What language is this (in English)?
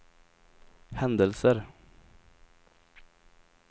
Swedish